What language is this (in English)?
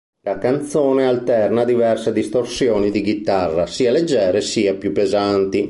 Italian